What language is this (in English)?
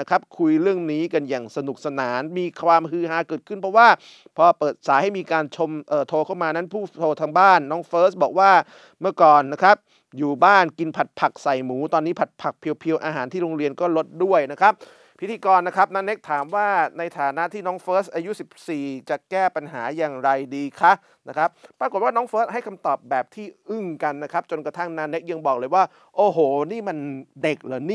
Thai